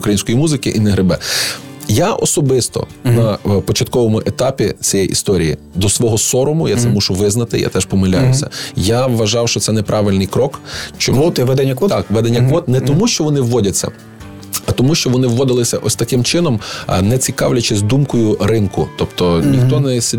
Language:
Ukrainian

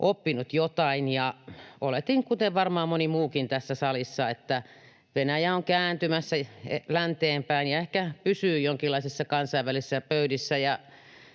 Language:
Finnish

